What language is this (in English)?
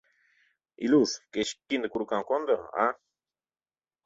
Mari